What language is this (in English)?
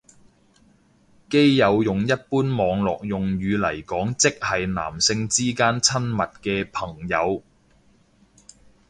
Cantonese